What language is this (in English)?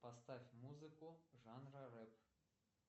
Russian